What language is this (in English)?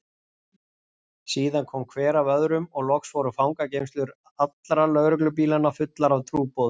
Icelandic